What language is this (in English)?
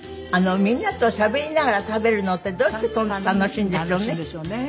Japanese